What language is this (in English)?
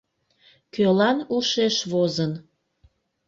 Mari